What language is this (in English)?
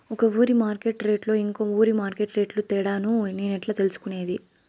Telugu